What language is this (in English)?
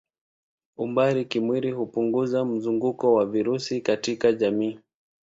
Swahili